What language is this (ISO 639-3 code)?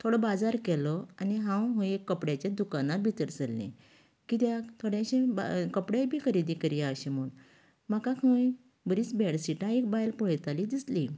kok